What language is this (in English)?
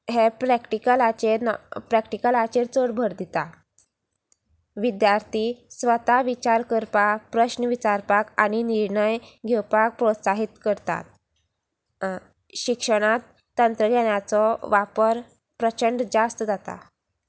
Konkani